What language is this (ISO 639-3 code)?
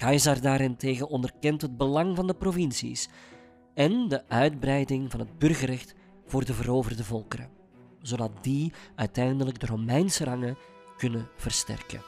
nld